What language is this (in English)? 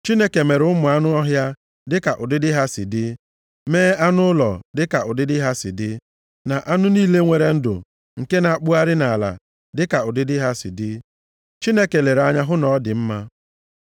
Igbo